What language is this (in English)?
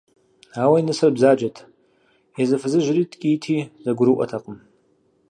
Kabardian